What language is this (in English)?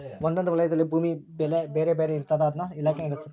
Kannada